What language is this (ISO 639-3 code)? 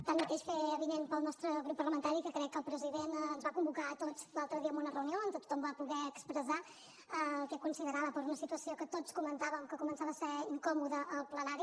cat